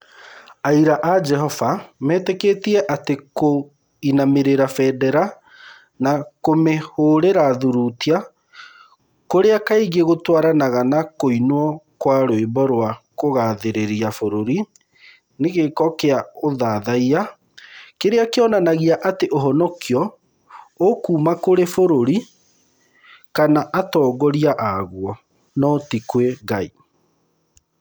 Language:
Kikuyu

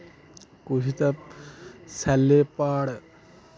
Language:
Dogri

